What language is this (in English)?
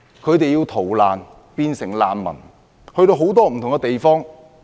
Cantonese